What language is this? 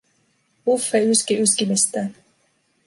Finnish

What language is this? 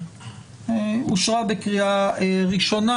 Hebrew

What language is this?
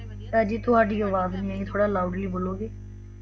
Punjabi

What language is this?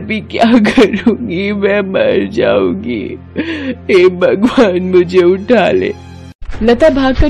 Hindi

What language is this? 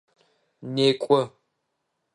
Adyghe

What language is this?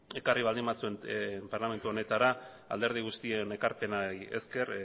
Basque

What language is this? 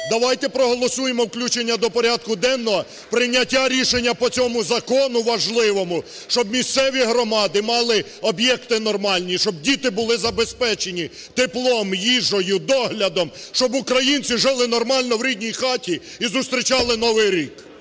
Ukrainian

